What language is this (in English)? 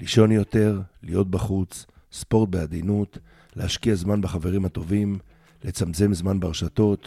Hebrew